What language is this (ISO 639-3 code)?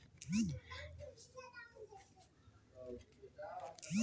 hne